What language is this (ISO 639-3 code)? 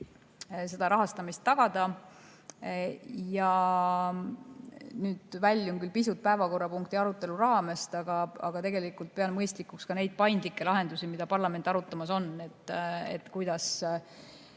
est